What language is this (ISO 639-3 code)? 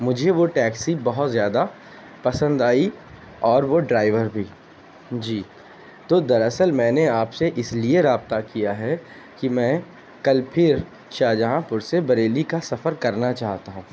urd